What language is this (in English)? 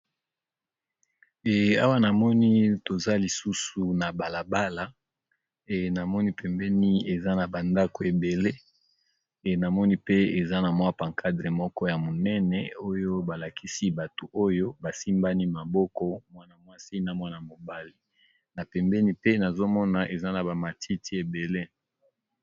Lingala